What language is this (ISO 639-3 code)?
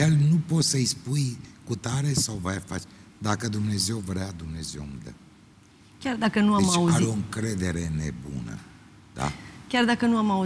ron